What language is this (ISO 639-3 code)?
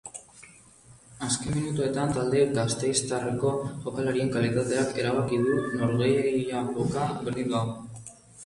eus